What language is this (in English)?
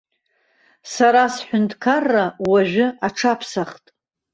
Abkhazian